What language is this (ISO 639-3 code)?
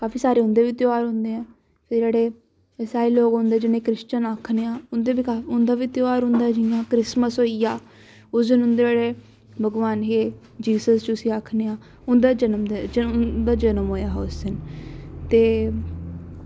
doi